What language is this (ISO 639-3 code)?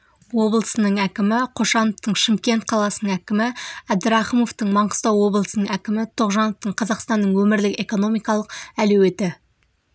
kaz